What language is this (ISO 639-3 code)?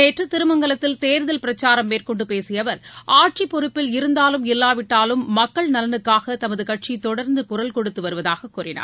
tam